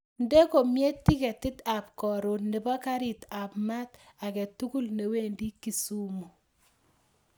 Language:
Kalenjin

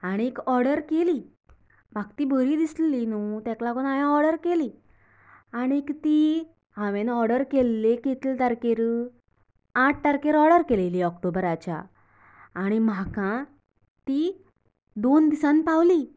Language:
Konkani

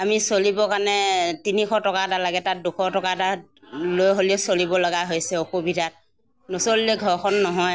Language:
Assamese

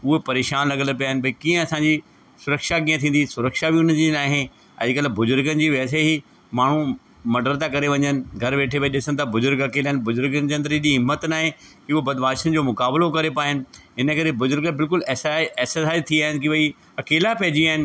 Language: Sindhi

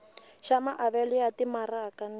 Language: Tsonga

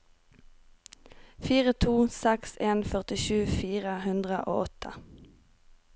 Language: Norwegian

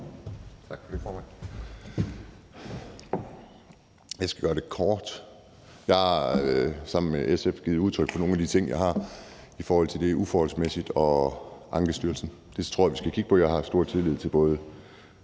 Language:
Danish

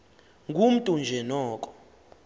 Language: Xhosa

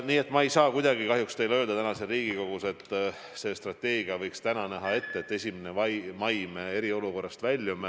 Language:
Estonian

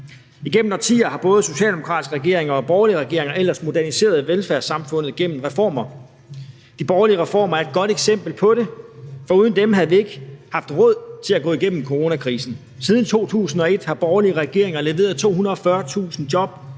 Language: Danish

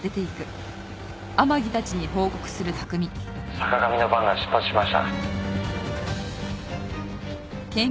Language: Japanese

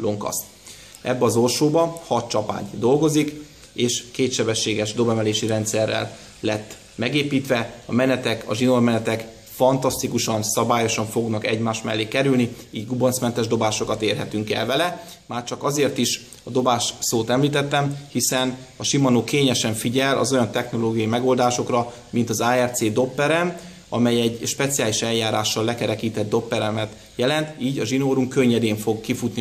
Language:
Hungarian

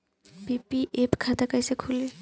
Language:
Bhojpuri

